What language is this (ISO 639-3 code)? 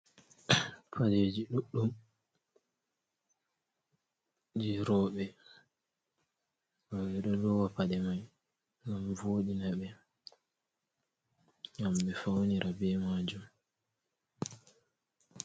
ful